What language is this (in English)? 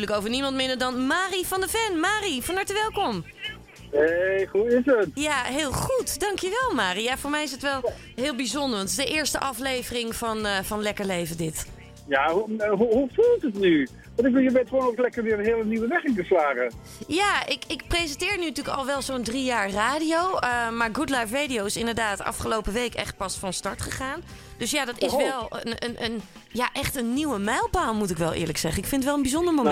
Dutch